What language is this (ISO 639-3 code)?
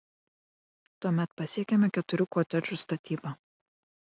lit